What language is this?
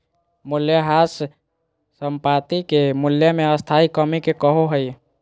Magahi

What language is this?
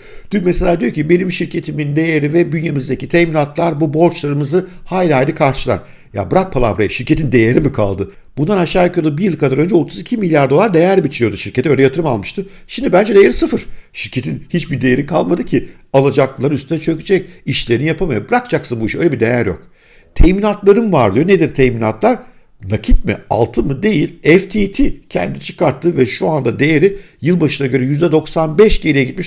Turkish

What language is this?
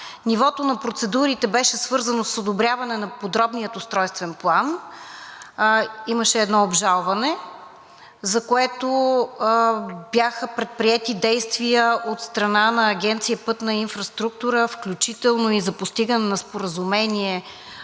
Bulgarian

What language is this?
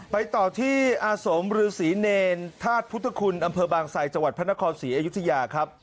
Thai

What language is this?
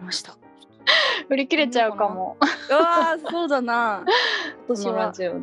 Japanese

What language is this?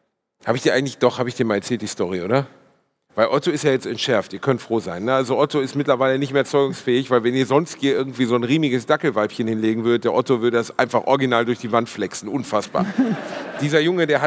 German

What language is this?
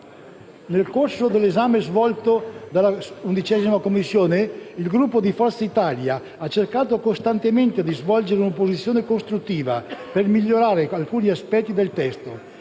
Italian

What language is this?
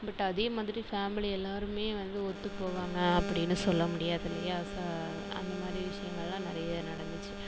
Tamil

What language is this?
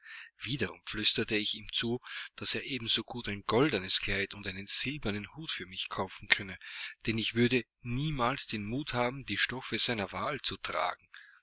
German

